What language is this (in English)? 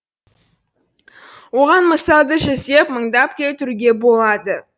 Kazakh